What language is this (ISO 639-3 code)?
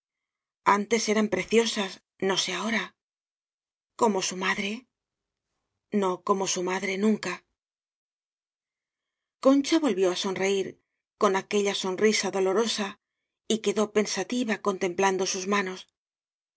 spa